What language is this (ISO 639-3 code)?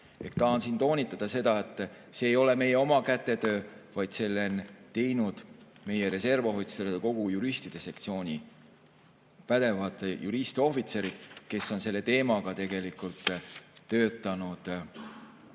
est